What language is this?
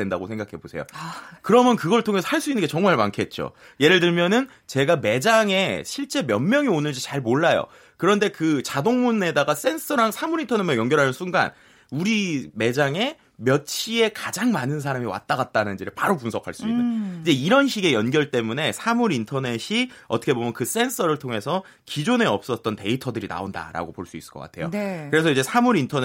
Korean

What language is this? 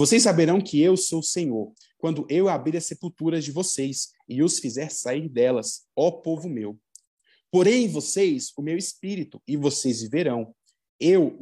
Portuguese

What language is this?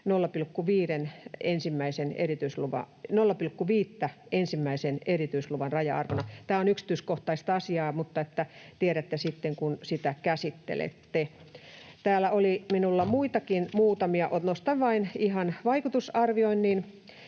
Finnish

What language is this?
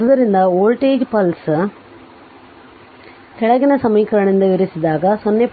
Kannada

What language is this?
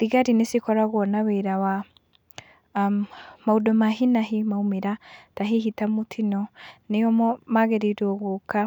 Kikuyu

